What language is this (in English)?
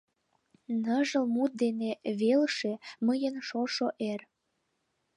Mari